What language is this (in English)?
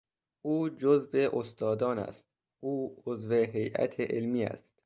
Persian